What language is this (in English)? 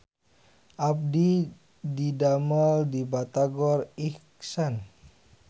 Sundanese